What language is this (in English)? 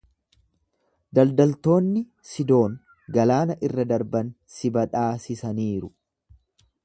Oromo